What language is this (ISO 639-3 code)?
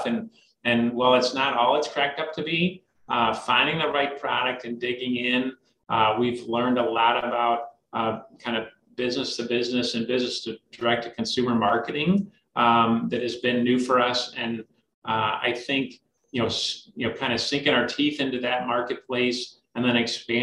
eng